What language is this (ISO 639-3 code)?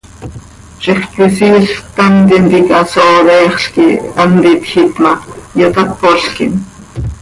sei